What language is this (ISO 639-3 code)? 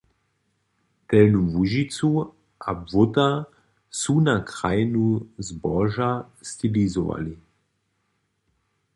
hsb